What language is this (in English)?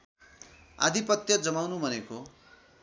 Nepali